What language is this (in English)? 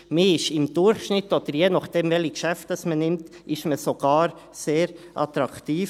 Swiss German